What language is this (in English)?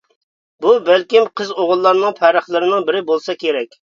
Uyghur